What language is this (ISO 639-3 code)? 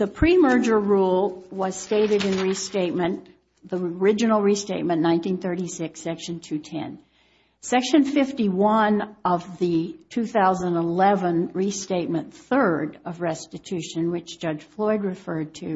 eng